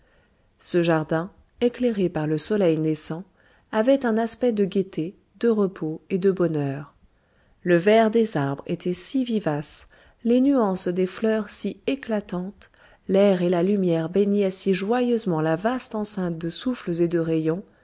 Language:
French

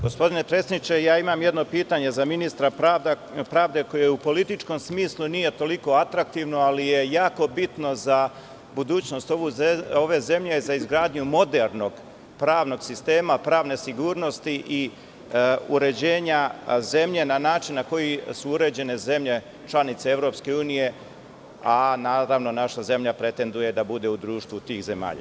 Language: Serbian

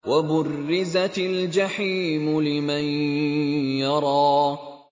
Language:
Arabic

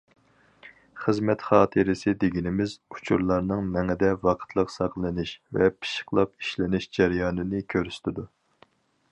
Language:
Uyghur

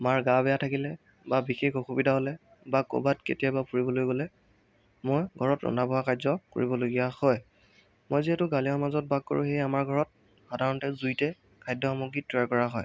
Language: Assamese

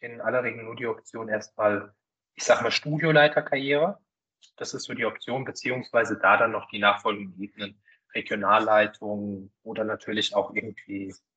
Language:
German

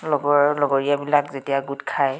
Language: Assamese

